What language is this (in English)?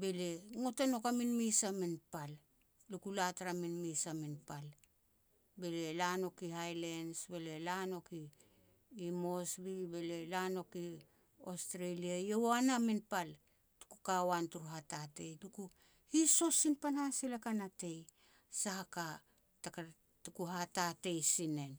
Petats